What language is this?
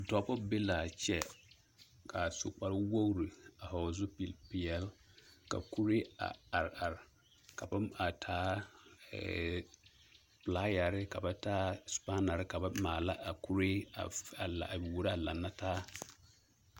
Southern Dagaare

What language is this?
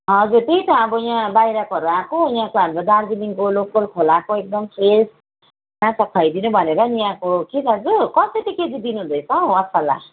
Nepali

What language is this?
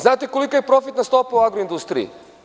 Serbian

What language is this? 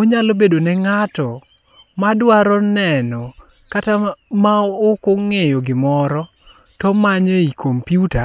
Luo (Kenya and Tanzania)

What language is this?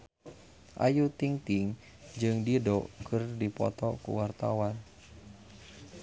Sundanese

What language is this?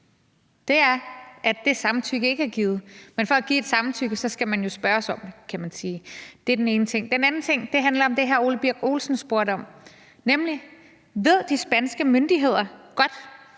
Danish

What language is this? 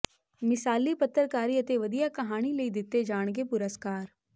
Punjabi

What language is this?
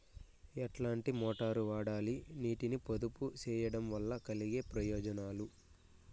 Telugu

